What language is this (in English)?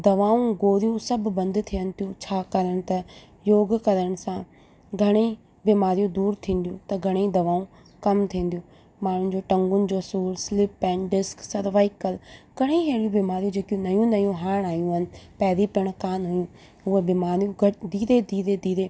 Sindhi